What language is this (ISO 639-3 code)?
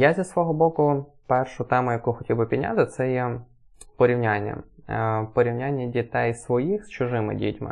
ukr